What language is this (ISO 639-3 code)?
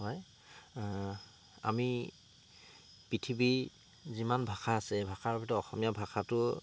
asm